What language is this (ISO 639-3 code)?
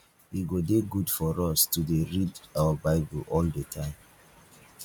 pcm